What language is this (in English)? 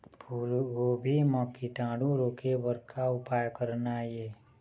Chhattisgarhi